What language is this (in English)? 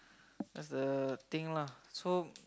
English